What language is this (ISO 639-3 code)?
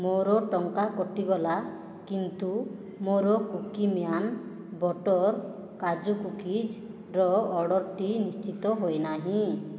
ori